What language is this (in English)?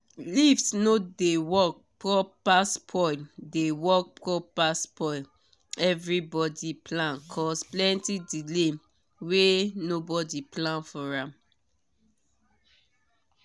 Nigerian Pidgin